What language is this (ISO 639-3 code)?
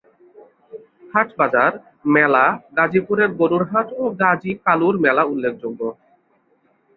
ben